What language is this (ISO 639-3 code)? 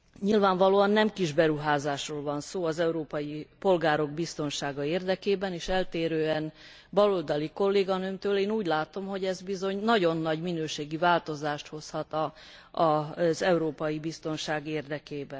hun